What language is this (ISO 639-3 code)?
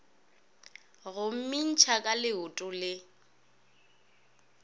nso